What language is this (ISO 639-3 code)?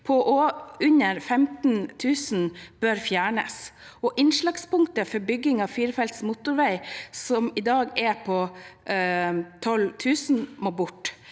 nor